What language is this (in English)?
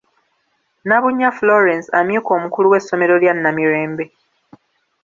Ganda